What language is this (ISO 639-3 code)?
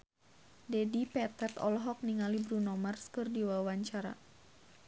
sun